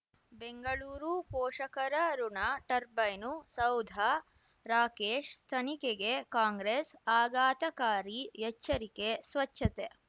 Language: Kannada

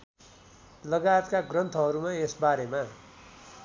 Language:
Nepali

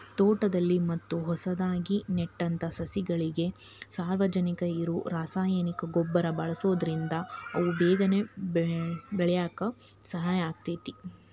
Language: Kannada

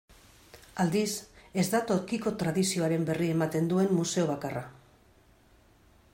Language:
Basque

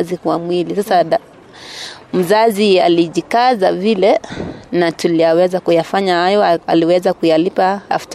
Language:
Swahili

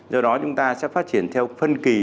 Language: Vietnamese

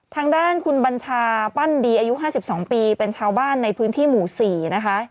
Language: Thai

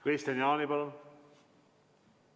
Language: Estonian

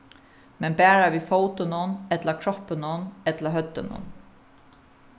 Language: Faroese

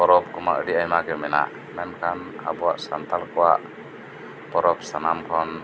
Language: Santali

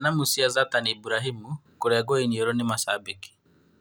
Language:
Kikuyu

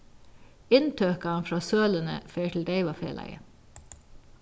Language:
Faroese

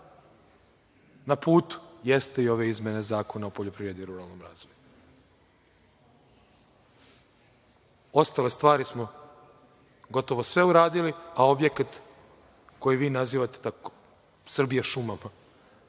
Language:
Serbian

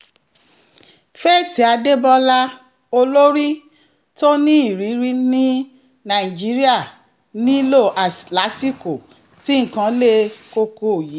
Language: Yoruba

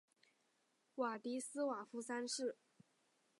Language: Chinese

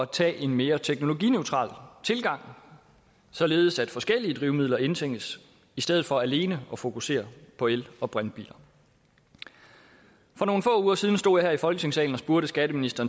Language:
Danish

